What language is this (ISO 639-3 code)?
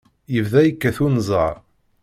kab